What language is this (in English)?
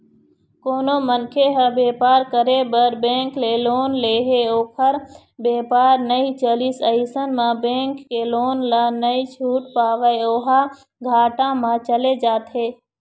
Chhattisgarhi